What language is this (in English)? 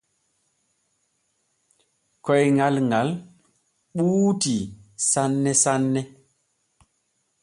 Borgu Fulfulde